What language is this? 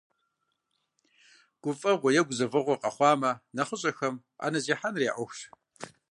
Kabardian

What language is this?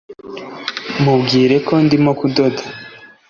Kinyarwanda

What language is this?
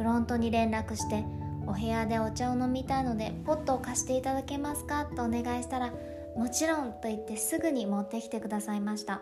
Japanese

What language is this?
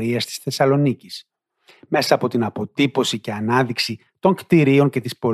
Greek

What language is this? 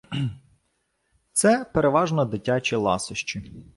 Ukrainian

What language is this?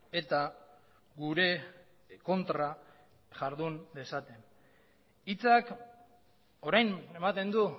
Basque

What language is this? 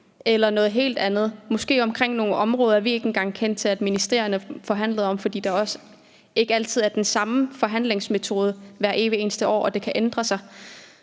Danish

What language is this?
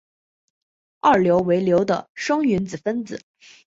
Chinese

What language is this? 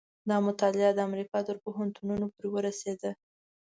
Pashto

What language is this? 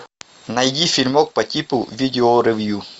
Russian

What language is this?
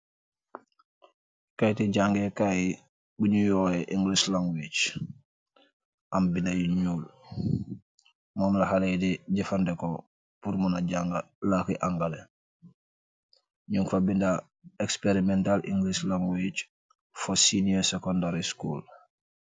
Wolof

